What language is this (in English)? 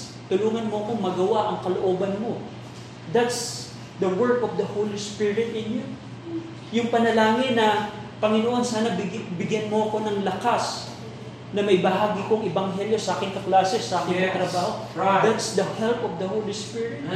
Filipino